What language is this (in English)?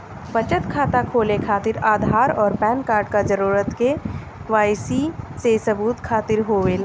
Bhojpuri